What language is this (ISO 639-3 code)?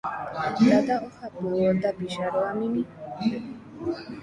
grn